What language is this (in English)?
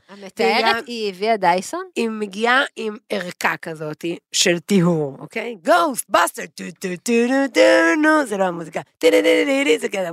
Hebrew